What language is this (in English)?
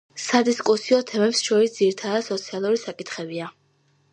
Georgian